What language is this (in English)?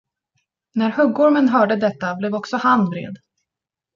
Swedish